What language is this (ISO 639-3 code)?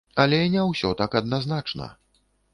bel